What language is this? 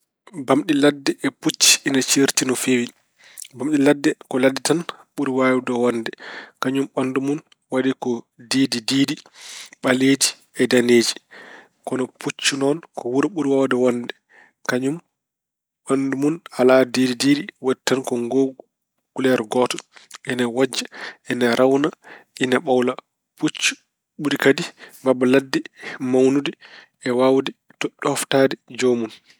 Fula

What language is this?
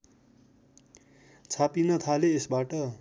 Nepali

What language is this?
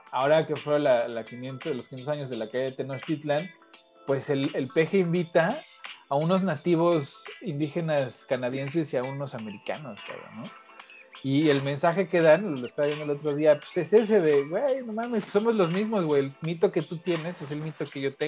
Spanish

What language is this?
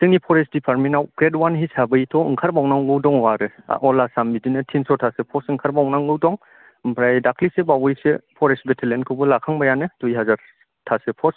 Bodo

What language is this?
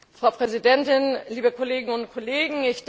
German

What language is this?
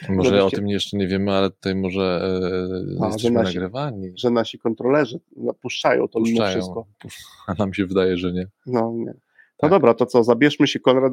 Polish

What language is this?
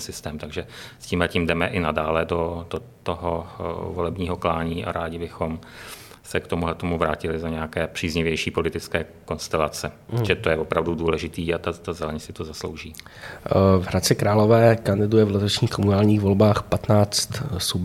Czech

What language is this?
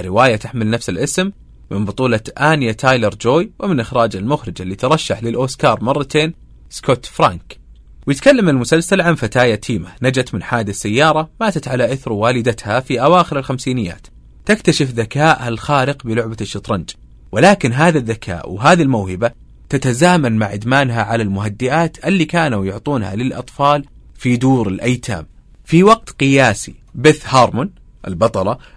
Arabic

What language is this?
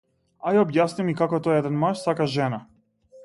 Macedonian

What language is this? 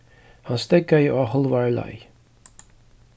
Faroese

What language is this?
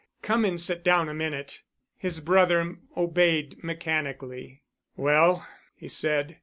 English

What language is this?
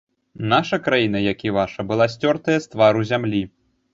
Belarusian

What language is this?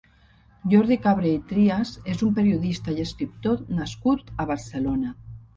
Catalan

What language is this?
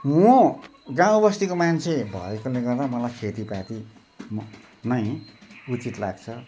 Nepali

